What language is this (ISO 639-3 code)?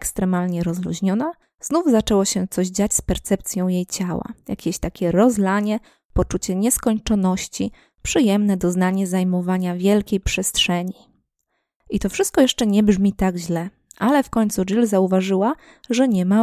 pol